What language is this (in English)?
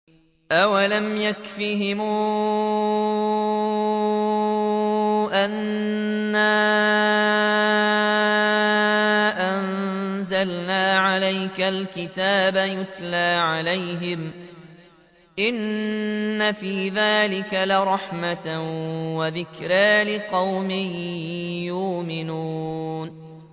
Arabic